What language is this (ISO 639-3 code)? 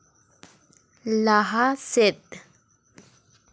sat